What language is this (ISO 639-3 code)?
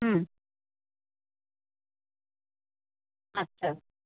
ben